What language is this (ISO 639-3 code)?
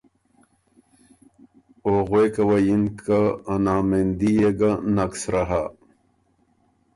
oru